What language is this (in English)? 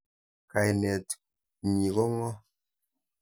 Kalenjin